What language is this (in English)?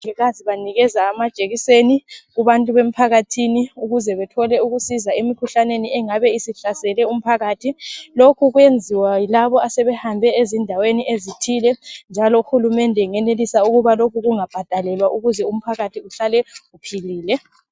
North Ndebele